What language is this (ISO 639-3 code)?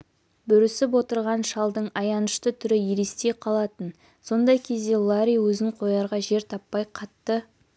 kaz